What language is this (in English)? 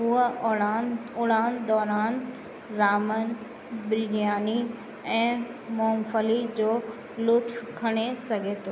Sindhi